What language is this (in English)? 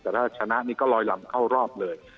Thai